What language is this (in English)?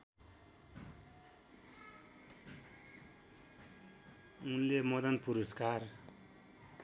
Nepali